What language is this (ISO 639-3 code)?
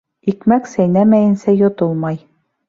bak